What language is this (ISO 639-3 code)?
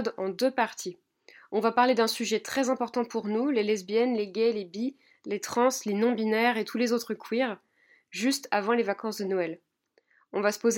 fra